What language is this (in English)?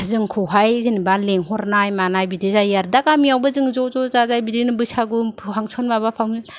Bodo